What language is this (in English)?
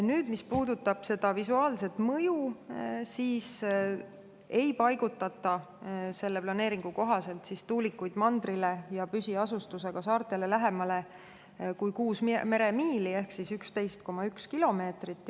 Estonian